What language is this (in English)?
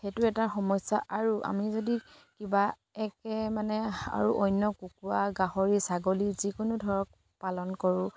Assamese